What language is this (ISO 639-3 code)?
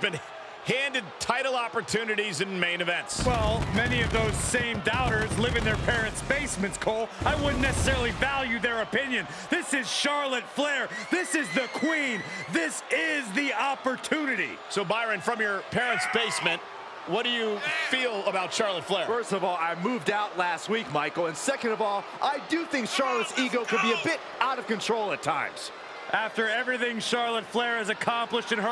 eng